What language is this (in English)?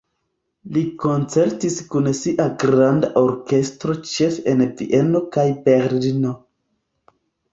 Esperanto